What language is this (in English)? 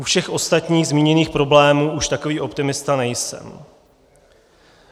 Czech